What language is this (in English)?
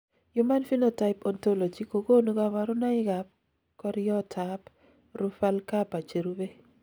Kalenjin